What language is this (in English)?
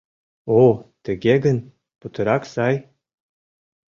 Mari